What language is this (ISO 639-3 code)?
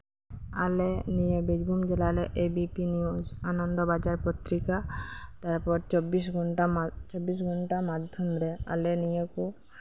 sat